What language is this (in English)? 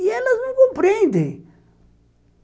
Portuguese